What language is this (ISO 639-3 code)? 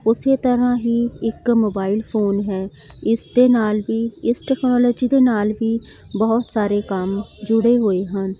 pan